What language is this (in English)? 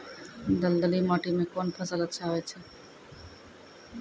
Maithili